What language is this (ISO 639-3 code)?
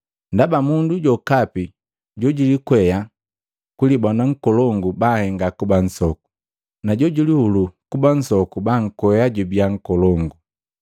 mgv